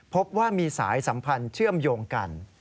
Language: Thai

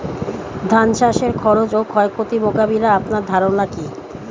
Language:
Bangla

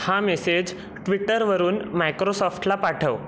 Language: Marathi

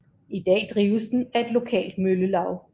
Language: Danish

